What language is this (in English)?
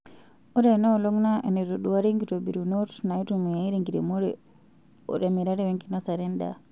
Masai